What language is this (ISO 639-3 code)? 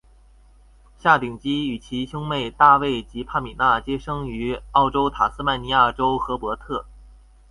zho